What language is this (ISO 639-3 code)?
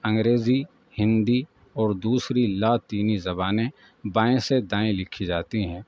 urd